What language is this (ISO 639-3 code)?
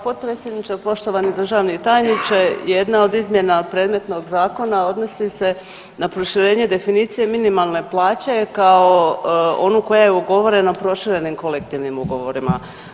hrv